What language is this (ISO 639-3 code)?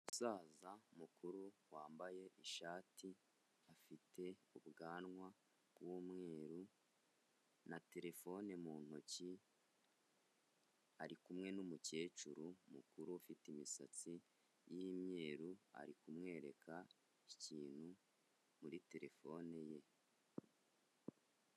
kin